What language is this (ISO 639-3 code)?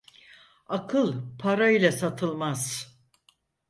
tur